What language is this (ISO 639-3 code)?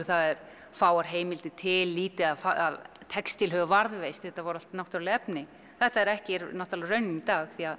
isl